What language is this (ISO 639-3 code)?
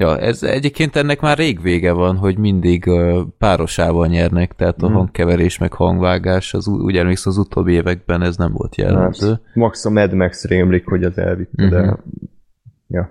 hun